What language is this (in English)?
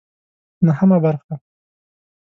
Pashto